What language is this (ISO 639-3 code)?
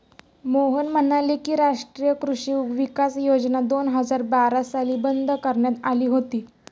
mar